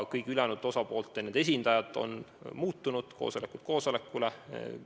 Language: Estonian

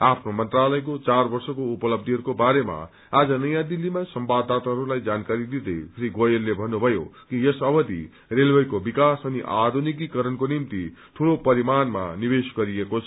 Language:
Nepali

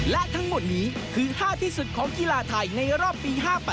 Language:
Thai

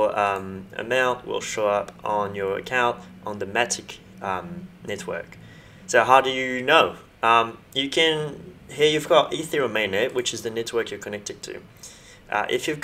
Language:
English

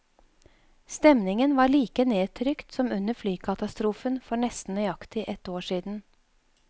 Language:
Norwegian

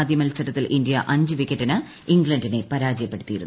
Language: Malayalam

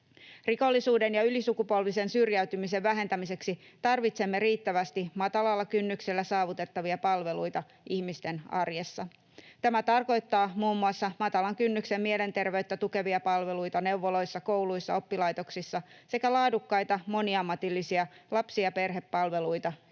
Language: Finnish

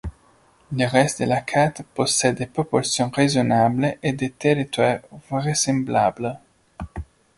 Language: French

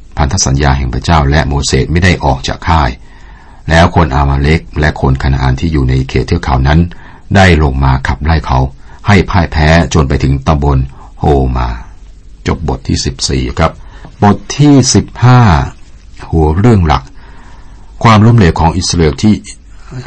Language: Thai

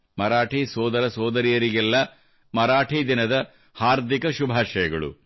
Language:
Kannada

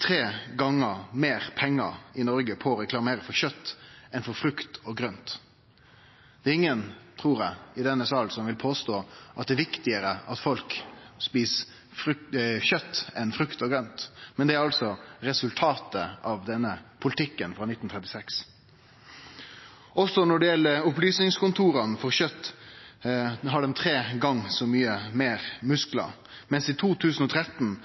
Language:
Norwegian Nynorsk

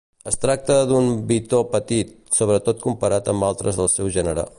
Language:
Catalan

